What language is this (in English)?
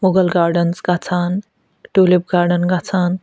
Kashmiri